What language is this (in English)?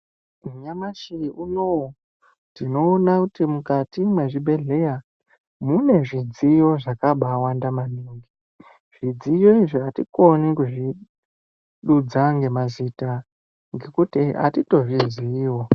Ndau